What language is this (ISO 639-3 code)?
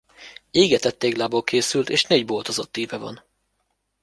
hun